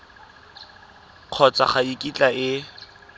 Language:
Tswana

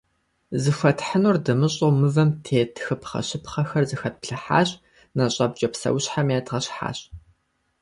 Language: Kabardian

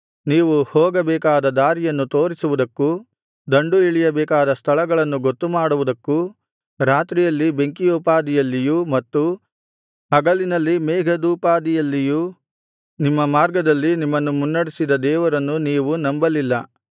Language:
Kannada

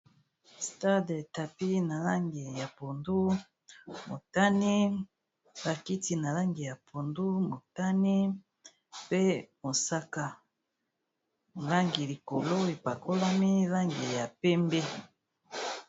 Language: Lingala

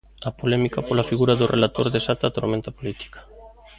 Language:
Galician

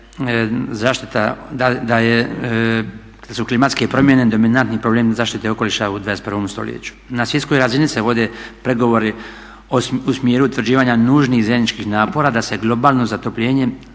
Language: Croatian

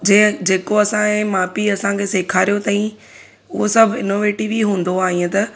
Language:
Sindhi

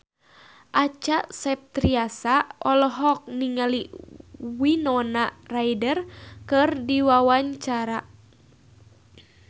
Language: Sundanese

